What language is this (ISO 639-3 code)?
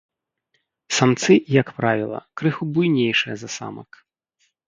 bel